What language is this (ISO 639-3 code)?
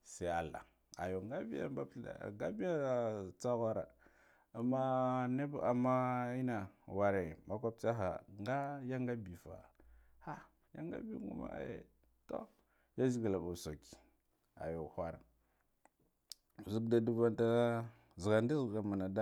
gdf